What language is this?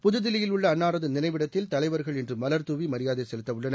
Tamil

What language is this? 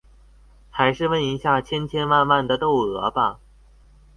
Chinese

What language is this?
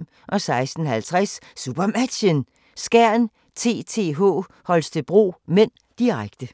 Danish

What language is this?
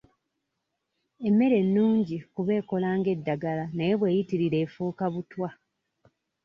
Ganda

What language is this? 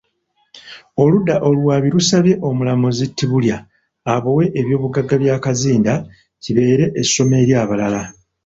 Ganda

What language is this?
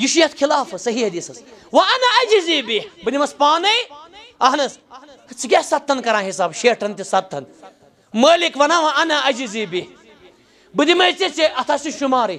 Arabic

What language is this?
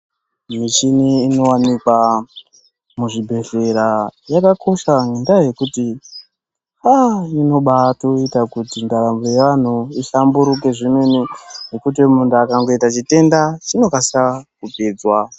Ndau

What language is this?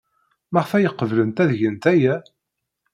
Kabyle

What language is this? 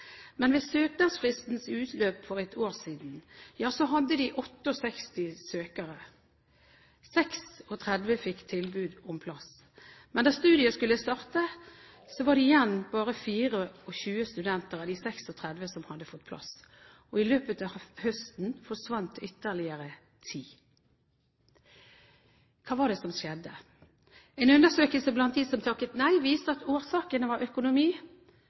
Norwegian Bokmål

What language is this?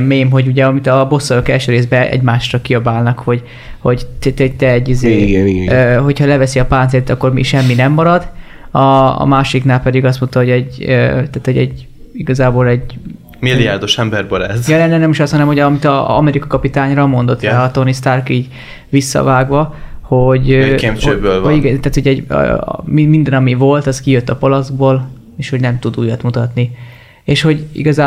Hungarian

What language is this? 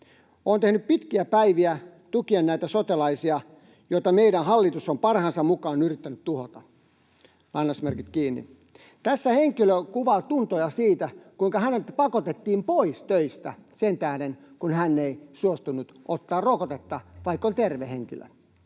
Finnish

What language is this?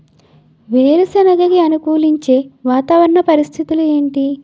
Telugu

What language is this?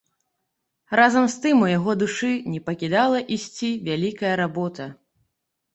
Belarusian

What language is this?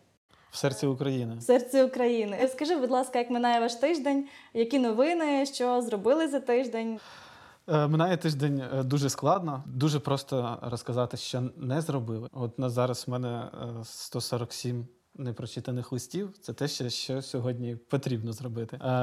Ukrainian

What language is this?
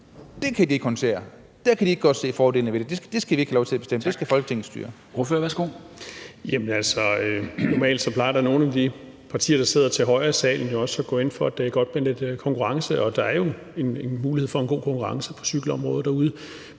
Danish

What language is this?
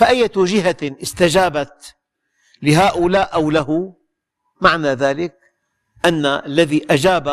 Arabic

